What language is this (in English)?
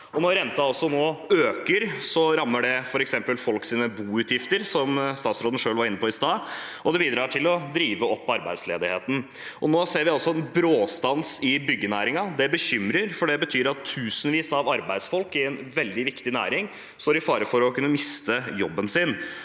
Norwegian